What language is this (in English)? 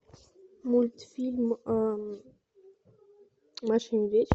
Russian